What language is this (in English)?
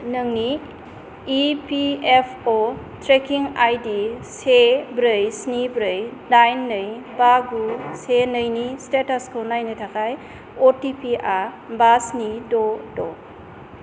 Bodo